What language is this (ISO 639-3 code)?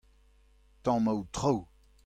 bre